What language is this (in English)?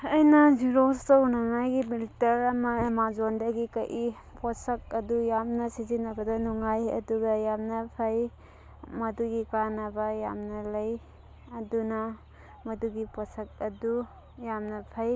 Manipuri